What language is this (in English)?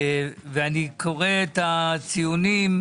Hebrew